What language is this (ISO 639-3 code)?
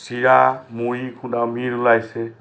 asm